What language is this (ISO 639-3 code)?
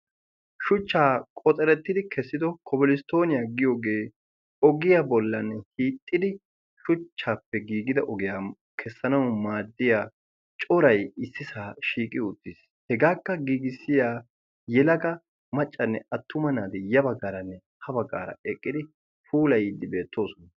wal